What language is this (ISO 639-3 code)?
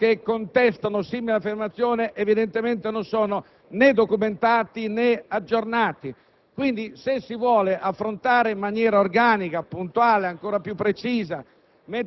ita